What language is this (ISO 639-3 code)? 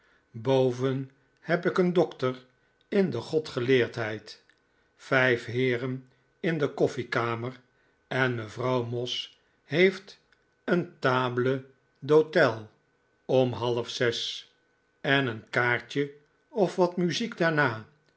nld